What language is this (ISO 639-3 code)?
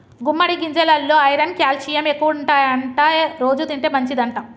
tel